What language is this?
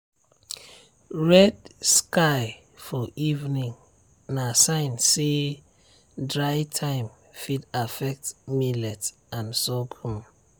Nigerian Pidgin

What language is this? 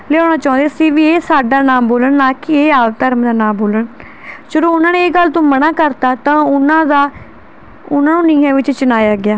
Punjabi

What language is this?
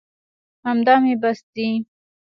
Pashto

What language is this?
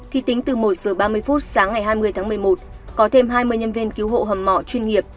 Vietnamese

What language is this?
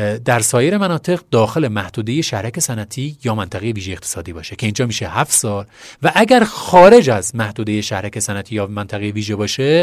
Persian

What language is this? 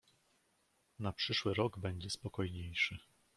Polish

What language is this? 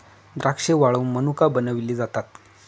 Marathi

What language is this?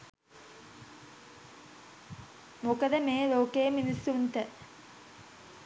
Sinhala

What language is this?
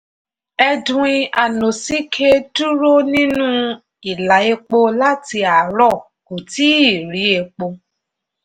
Yoruba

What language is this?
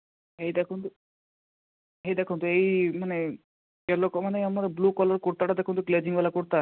Odia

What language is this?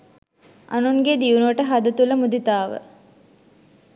Sinhala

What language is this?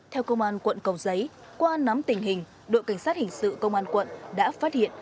Vietnamese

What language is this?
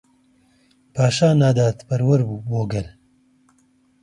Central Kurdish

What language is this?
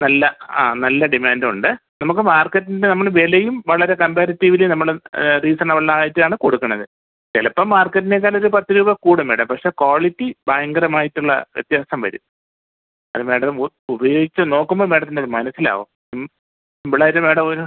Malayalam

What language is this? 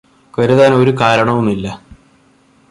Malayalam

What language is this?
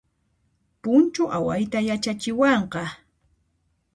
Puno Quechua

